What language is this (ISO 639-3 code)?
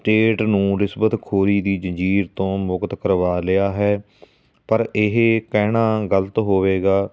pan